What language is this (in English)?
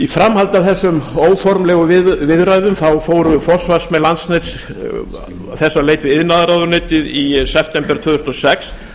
Icelandic